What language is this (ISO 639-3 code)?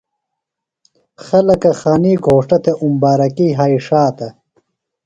phl